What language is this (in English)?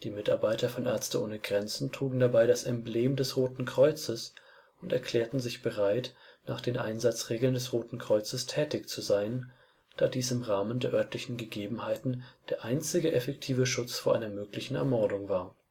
German